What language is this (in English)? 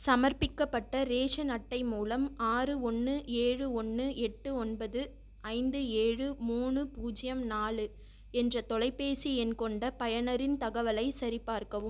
Tamil